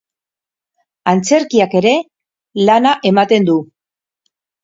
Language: Basque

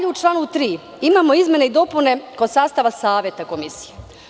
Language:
Serbian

